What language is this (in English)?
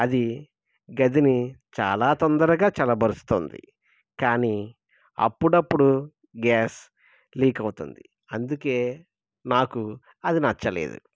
Telugu